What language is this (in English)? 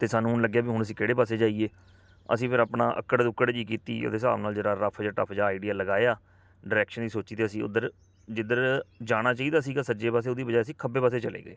Punjabi